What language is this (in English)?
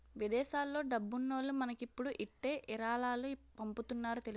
Telugu